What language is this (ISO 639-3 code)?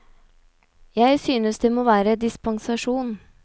nor